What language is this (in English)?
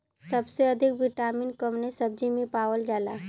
Bhojpuri